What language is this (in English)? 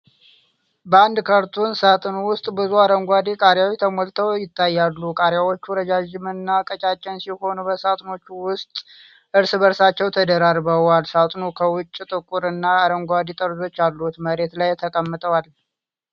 Amharic